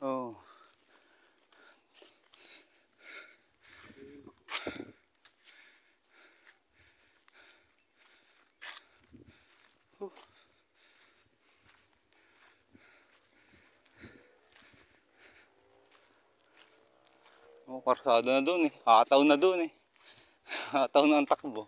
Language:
Filipino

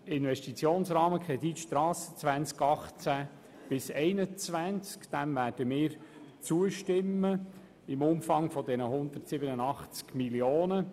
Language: Swiss German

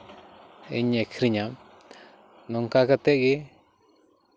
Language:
Santali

